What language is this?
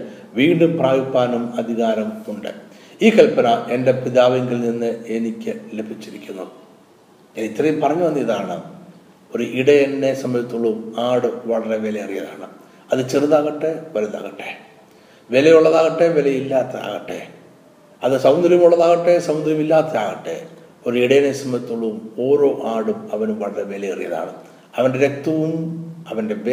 Malayalam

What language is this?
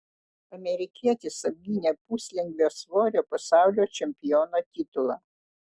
Lithuanian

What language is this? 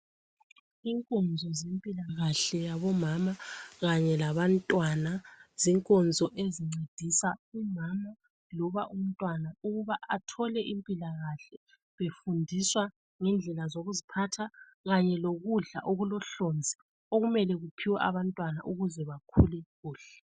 North Ndebele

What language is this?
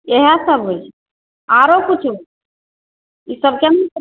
Maithili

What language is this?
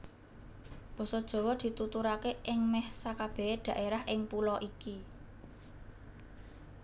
Javanese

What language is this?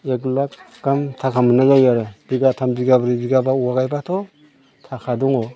Bodo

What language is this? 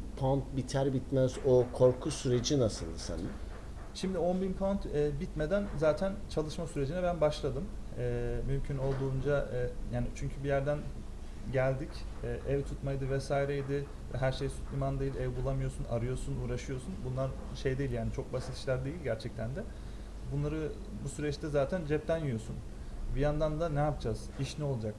Turkish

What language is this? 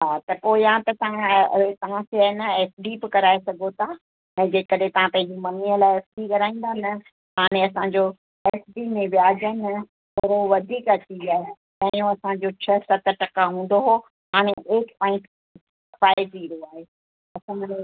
Sindhi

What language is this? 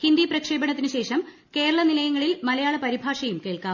Malayalam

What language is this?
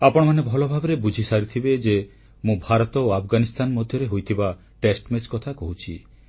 Odia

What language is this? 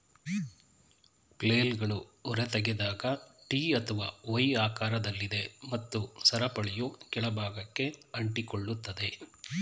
Kannada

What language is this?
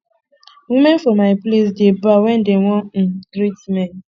Nigerian Pidgin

